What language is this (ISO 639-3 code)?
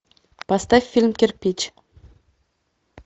rus